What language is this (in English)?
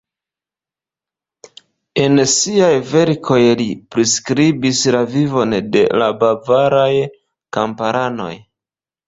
Esperanto